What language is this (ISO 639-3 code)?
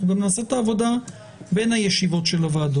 heb